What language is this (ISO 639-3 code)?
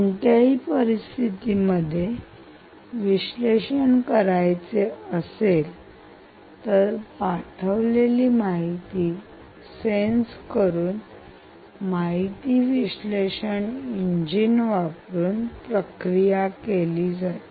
mar